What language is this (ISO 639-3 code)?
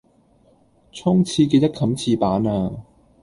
yue